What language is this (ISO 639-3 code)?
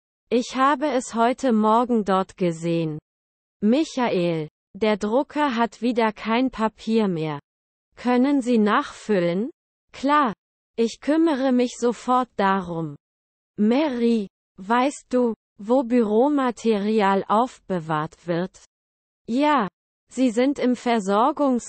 deu